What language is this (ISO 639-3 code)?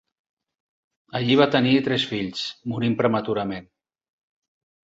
cat